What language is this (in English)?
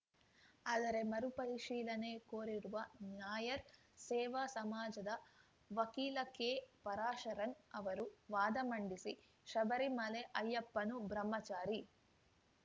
Kannada